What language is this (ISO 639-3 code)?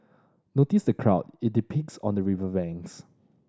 eng